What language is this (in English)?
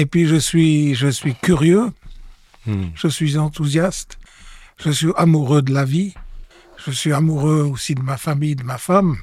French